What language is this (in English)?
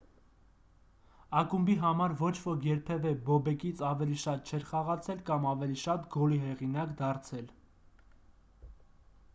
Armenian